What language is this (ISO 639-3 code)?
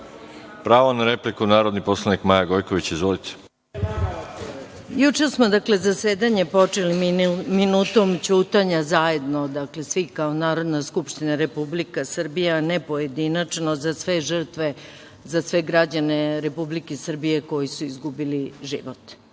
srp